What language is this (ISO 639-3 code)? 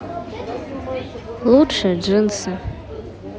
rus